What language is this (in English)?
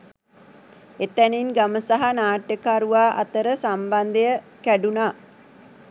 Sinhala